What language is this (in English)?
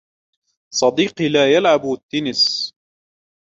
Arabic